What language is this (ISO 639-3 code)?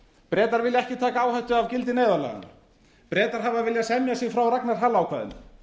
isl